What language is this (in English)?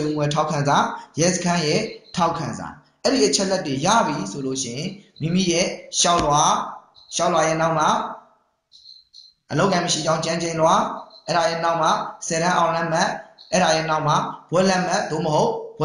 Korean